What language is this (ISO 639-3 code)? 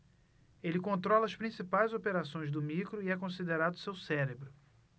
por